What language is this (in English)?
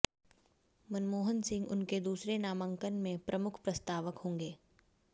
Hindi